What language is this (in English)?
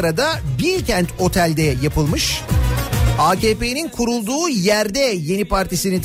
Turkish